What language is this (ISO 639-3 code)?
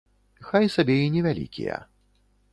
bel